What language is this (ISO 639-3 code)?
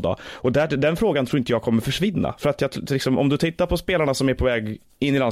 swe